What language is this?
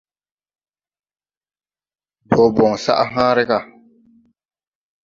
Tupuri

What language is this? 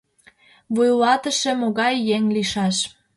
Mari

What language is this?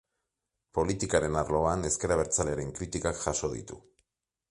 Basque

